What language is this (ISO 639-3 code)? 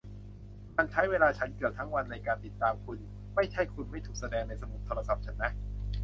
tha